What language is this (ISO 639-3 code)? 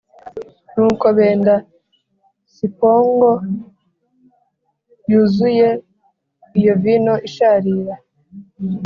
kin